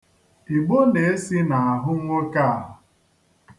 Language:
Igbo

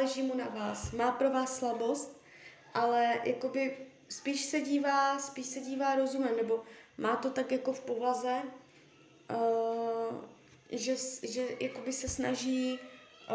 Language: Czech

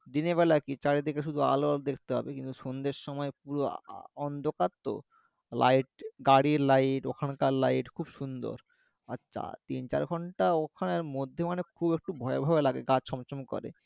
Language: Bangla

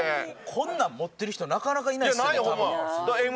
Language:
Japanese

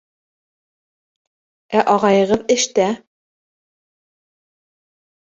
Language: Bashkir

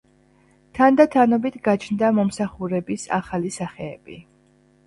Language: Georgian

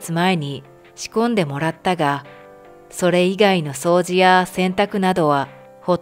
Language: Japanese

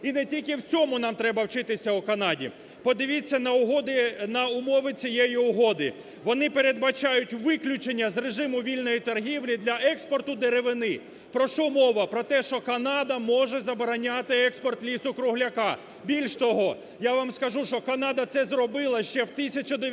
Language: Ukrainian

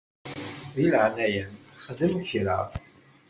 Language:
Kabyle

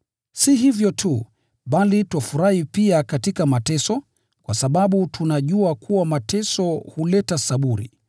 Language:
Swahili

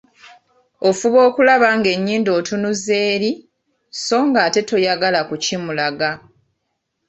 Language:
Ganda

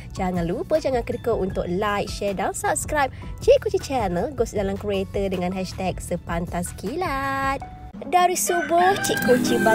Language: Malay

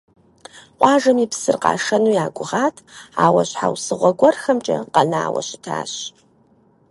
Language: Kabardian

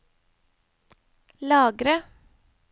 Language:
Norwegian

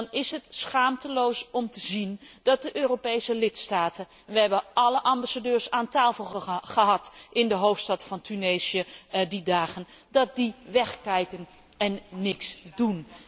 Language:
Dutch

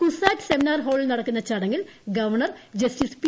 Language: Malayalam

